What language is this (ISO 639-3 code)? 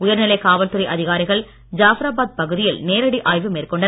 tam